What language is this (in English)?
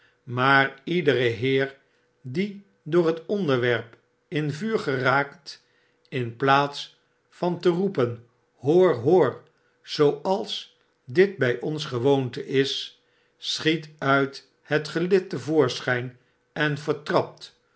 Dutch